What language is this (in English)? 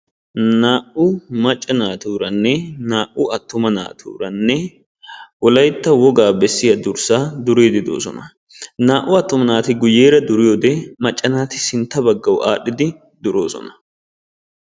Wolaytta